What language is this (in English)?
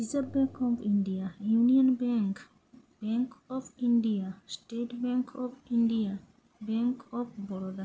Bangla